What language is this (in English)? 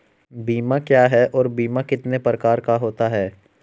Hindi